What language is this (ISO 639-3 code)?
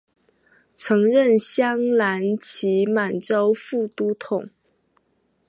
zho